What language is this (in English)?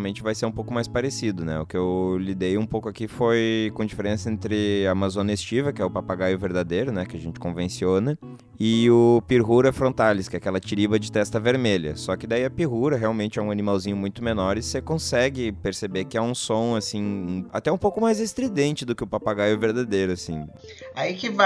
Portuguese